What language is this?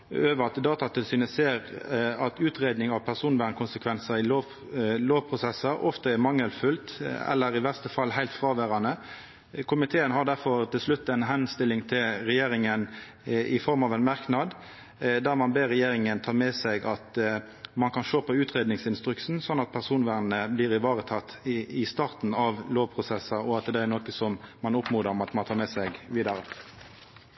Norwegian Nynorsk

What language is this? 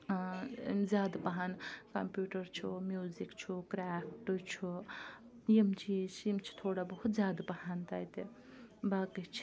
Kashmiri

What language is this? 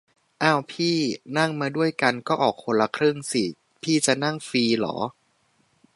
Thai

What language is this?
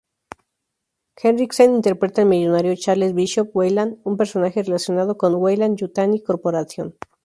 Spanish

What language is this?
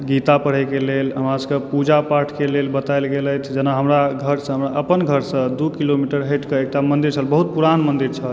Maithili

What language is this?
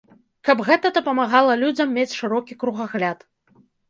Belarusian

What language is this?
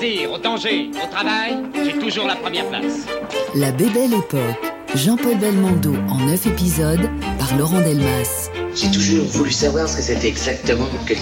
French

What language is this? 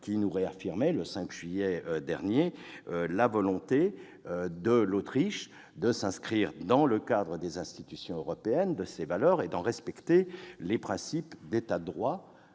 French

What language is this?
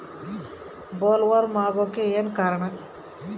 Kannada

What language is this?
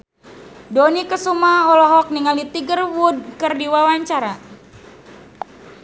Sundanese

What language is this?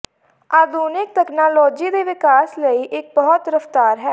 Punjabi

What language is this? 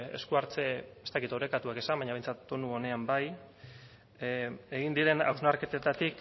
Basque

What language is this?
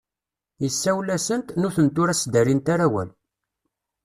Kabyle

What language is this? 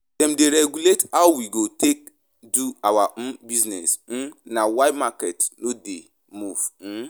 Nigerian Pidgin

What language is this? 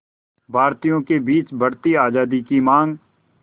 Hindi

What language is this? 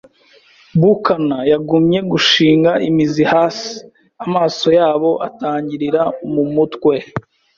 Kinyarwanda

